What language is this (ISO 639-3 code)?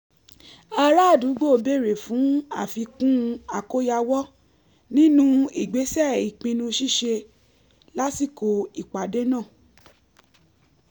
yor